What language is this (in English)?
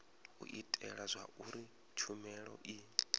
Venda